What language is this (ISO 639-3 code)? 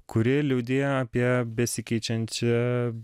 lit